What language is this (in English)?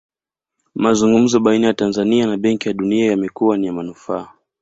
Swahili